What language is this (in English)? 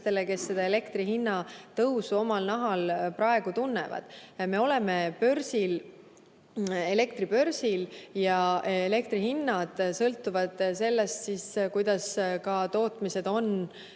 Estonian